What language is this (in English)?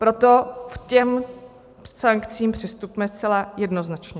Czech